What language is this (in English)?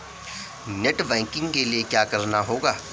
Hindi